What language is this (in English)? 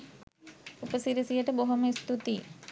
Sinhala